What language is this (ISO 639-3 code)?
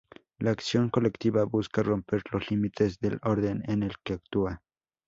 spa